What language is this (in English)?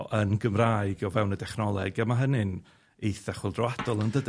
Welsh